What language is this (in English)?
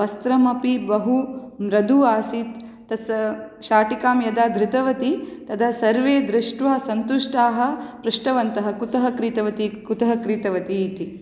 Sanskrit